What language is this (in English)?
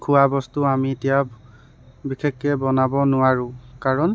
Assamese